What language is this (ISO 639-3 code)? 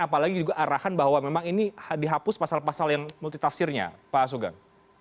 ind